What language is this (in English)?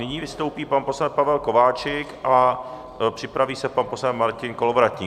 Czech